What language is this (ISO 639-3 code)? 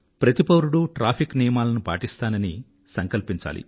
tel